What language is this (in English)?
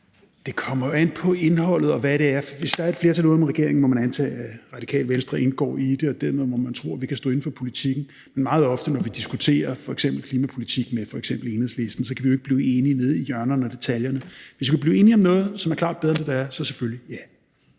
Danish